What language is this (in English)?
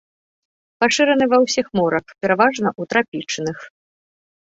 Belarusian